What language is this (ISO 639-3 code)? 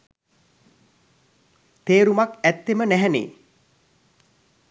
sin